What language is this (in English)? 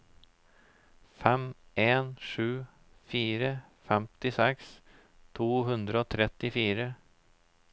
Norwegian